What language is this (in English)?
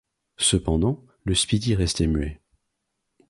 French